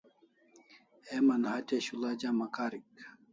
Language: Kalasha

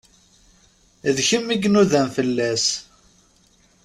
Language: Kabyle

